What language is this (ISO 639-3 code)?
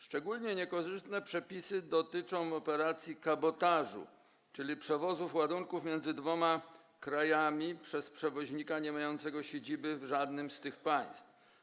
pol